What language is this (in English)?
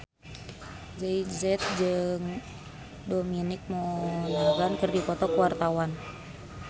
Sundanese